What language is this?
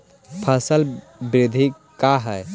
Magahi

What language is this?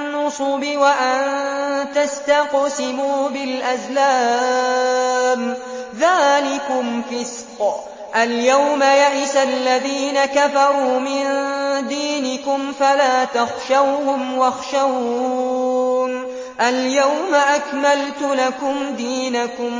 Arabic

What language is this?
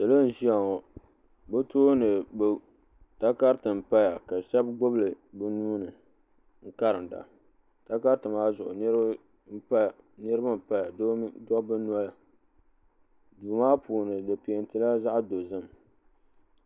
Dagbani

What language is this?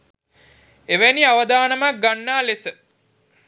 Sinhala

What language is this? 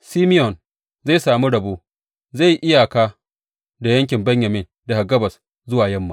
Hausa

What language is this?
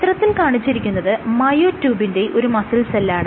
Malayalam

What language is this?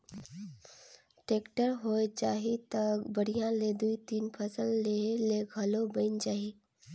Chhattisgarhi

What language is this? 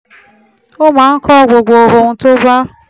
Yoruba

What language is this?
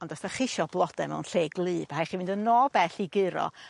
Welsh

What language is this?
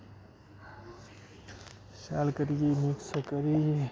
Dogri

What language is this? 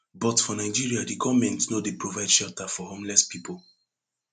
Nigerian Pidgin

